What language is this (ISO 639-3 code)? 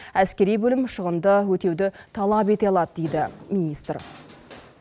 kaz